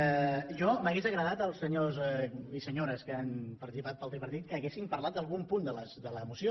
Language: Catalan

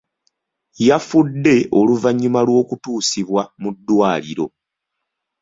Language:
Ganda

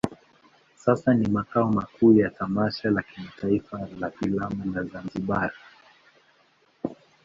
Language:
Swahili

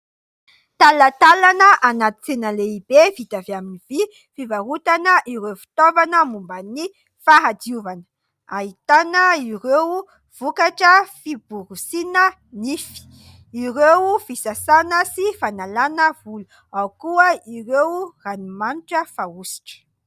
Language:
Malagasy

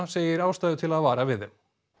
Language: Icelandic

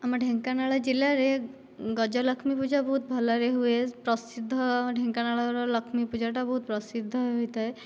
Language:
Odia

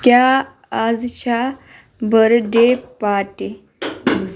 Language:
Kashmiri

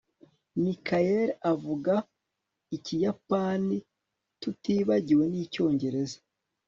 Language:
Kinyarwanda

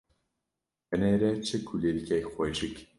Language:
Kurdish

